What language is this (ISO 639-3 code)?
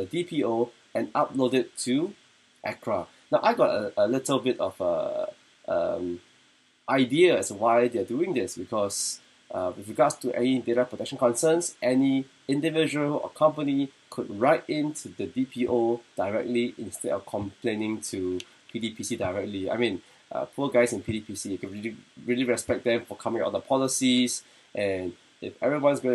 eng